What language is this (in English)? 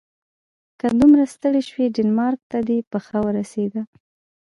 Pashto